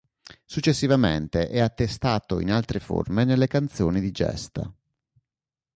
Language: Italian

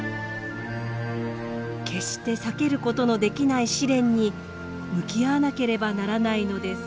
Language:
Japanese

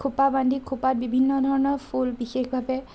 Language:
Assamese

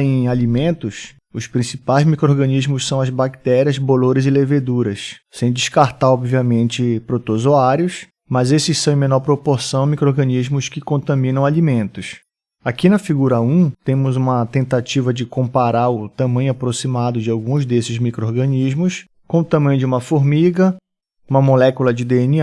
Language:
Portuguese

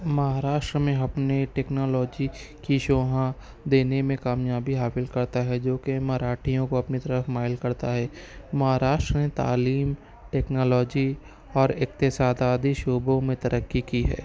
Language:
Urdu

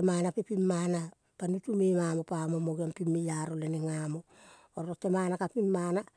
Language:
Kol (Papua New Guinea)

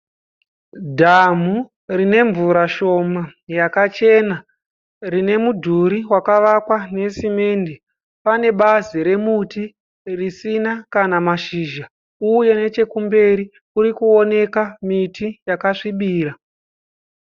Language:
Shona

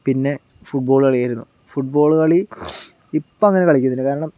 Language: Malayalam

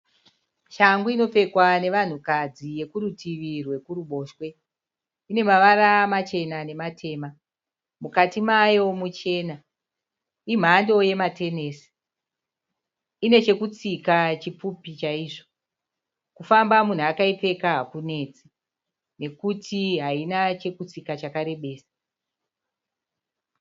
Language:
Shona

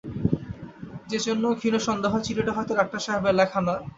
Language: Bangla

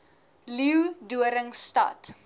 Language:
Afrikaans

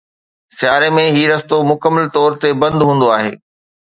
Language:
Sindhi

